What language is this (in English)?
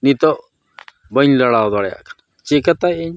Santali